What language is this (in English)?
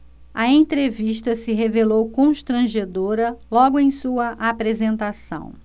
Portuguese